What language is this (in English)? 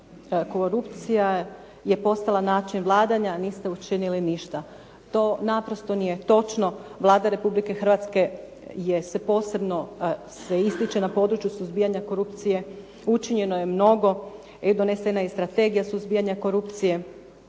Croatian